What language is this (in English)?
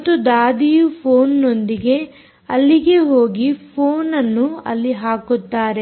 Kannada